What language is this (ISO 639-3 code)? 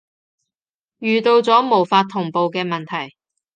yue